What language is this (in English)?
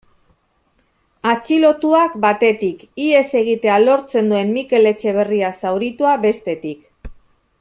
Basque